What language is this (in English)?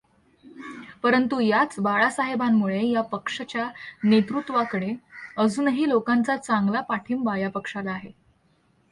Marathi